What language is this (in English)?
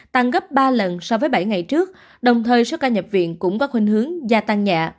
Vietnamese